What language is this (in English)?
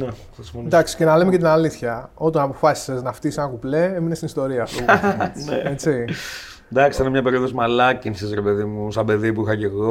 Greek